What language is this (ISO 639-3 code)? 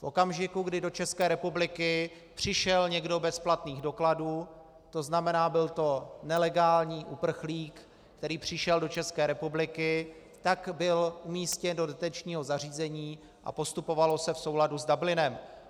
ces